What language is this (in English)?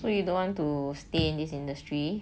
English